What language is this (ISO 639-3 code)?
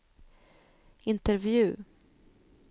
swe